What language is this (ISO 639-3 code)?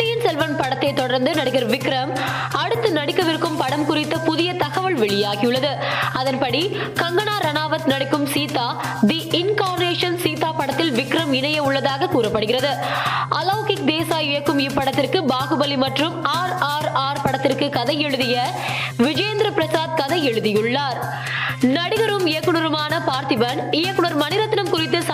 tam